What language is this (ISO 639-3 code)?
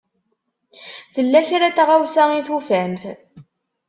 kab